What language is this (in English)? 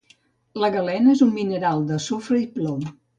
Catalan